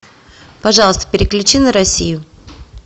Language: Russian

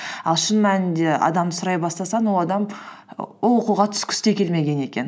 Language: Kazakh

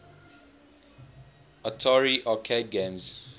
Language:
English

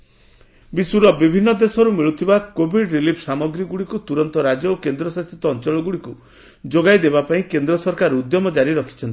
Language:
Odia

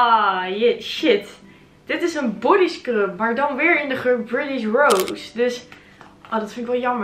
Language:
Dutch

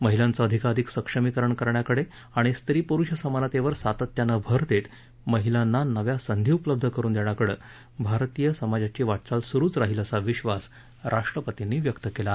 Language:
Marathi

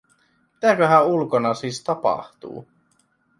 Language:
Finnish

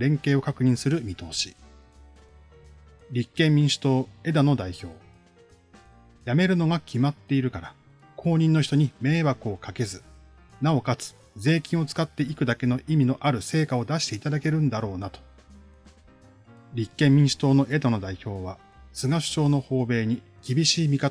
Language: Japanese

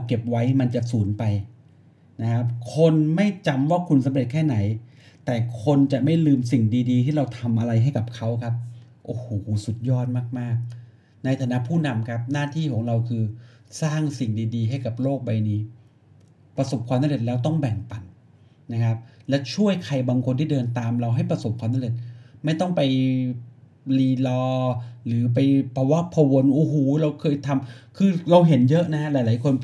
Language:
Thai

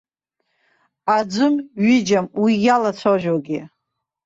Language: Abkhazian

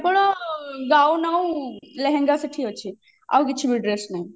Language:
Odia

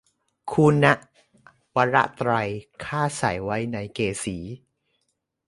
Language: Thai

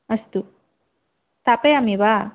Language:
Sanskrit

